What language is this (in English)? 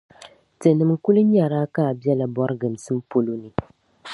Dagbani